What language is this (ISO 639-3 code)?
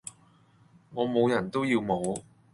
yue